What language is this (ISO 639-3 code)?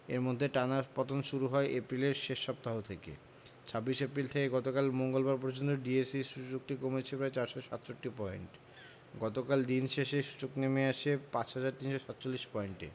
ben